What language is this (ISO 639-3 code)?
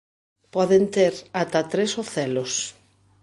glg